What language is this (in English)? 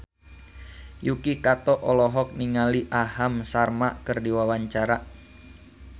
Sundanese